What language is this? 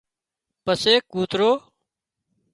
Wadiyara Koli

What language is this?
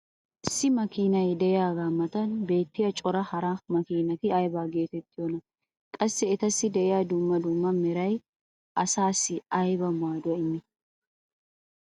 Wolaytta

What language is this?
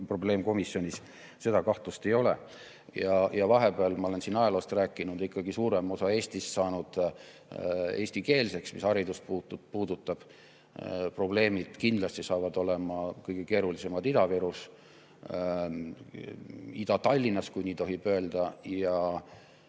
Estonian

